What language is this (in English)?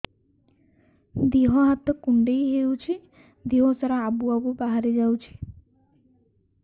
Odia